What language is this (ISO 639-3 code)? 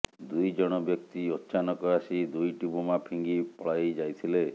ori